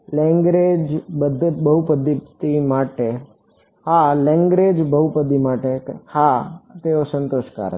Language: Gujarati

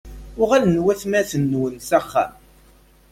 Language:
Kabyle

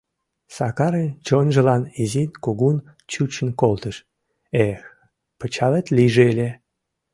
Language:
Mari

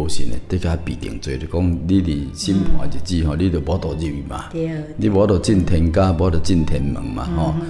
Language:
Chinese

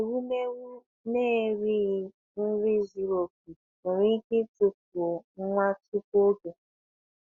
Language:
Igbo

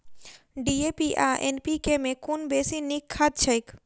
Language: Maithili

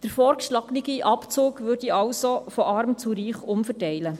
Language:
Swiss German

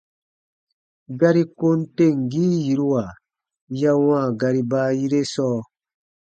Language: Baatonum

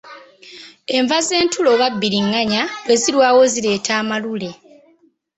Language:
Ganda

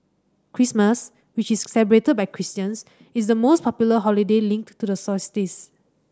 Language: English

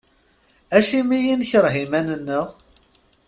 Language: Kabyle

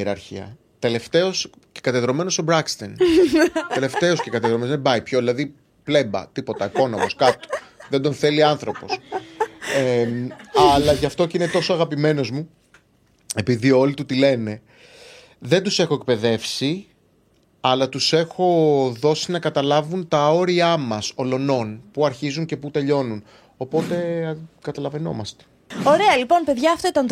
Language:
Greek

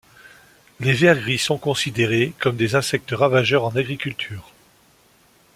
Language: French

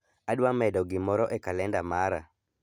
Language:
Luo (Kenya and Tanzania)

